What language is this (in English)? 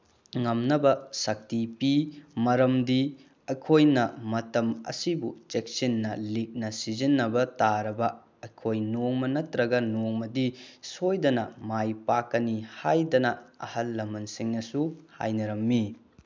Manipuri